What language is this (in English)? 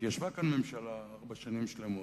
Hebrew